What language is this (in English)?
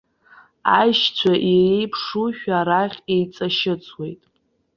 Abkhazian